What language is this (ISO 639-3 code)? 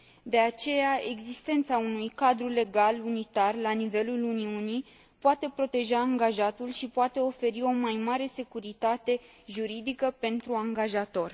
ron